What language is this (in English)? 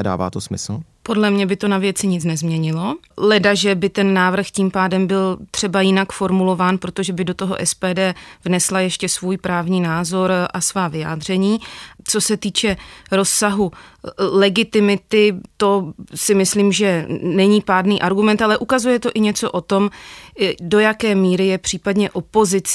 Czech